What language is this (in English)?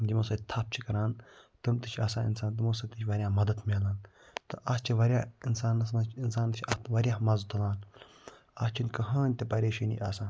Kashmiri